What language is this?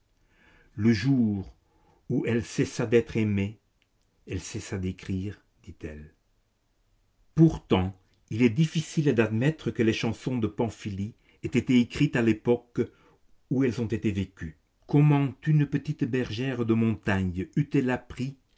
French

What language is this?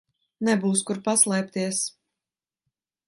Latvian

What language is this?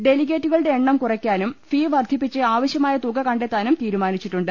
Malayalam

